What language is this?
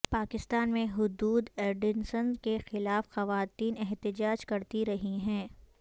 Urdu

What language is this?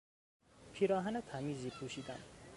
Persian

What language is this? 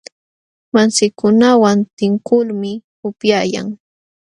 Jauja Wanca Quechua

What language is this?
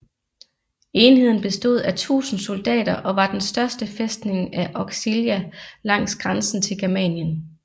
Danish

